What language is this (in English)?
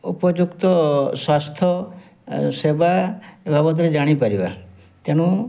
Odia